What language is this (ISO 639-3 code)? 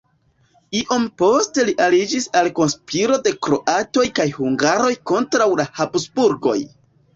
epo